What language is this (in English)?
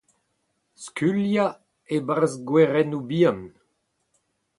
Breton